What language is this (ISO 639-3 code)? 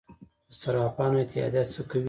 pus